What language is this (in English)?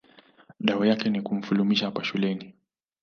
Swahili